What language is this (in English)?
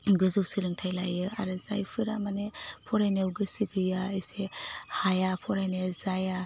Bodo